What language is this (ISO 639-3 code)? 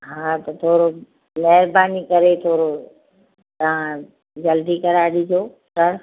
snd